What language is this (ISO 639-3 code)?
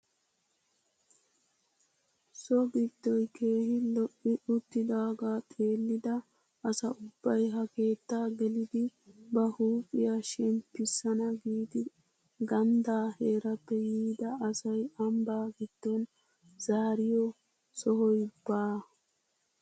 wal